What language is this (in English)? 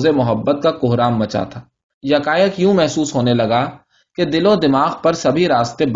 Urdu